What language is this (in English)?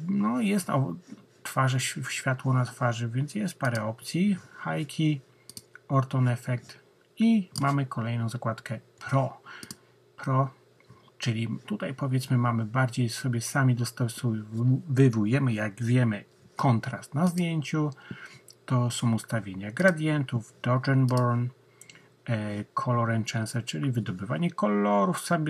Polish